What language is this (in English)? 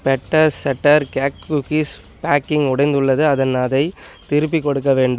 Tamil